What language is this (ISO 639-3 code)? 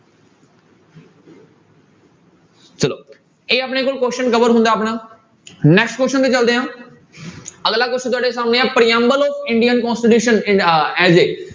pan